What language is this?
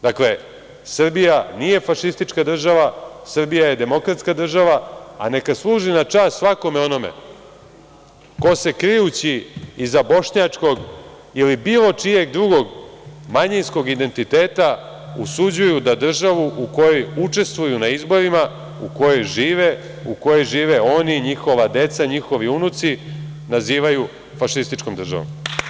Serbian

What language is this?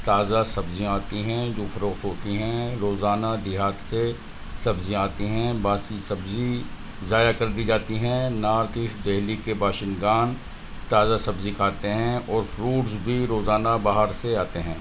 Urdu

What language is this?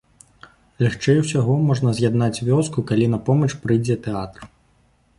Belarusian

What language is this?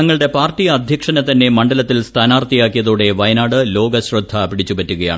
Malayalam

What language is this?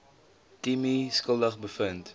Afrikaans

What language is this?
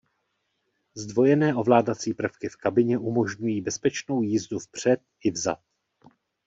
Czech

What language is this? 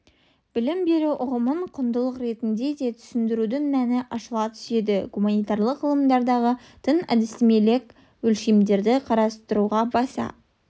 Kazakh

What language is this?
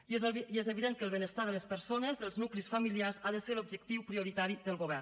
Catalan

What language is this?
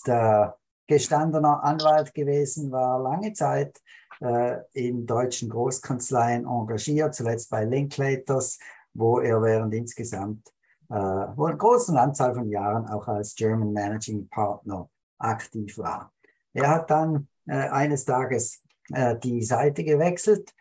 German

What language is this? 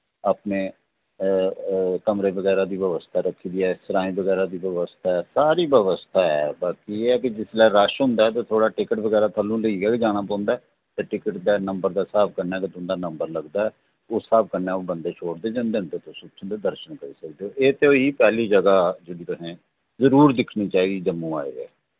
Dogri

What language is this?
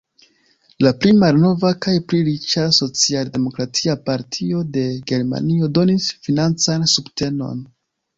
Esperanto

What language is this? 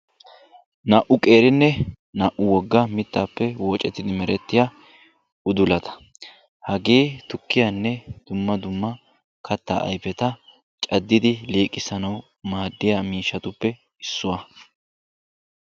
Wolaytta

